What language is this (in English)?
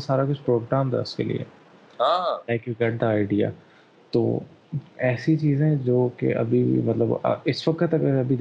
Urdu